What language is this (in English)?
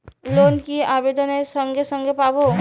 Bangla